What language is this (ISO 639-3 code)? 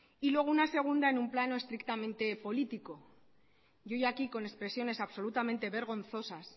spa